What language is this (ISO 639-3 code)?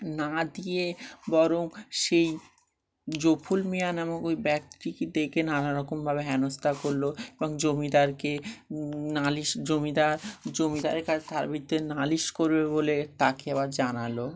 ben